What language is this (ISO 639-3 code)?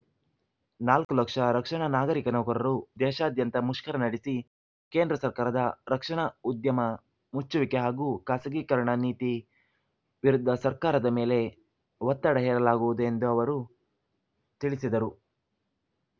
kan